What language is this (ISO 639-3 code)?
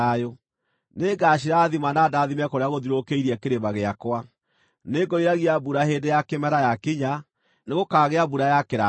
kik